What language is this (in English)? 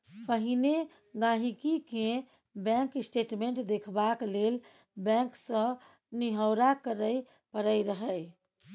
Maithili